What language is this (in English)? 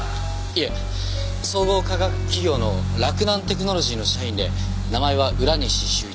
Japanese